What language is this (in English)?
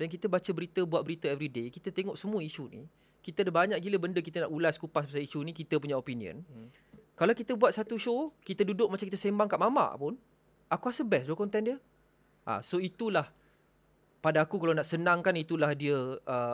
Malay